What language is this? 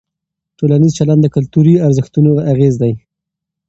Pashto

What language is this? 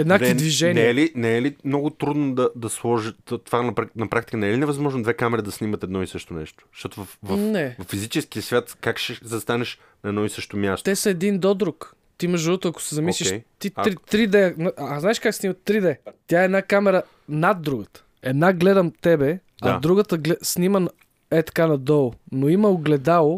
Bulgarian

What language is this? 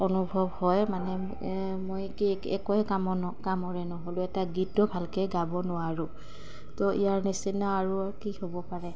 Assamese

